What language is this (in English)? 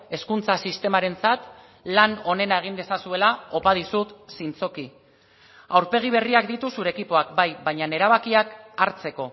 Basque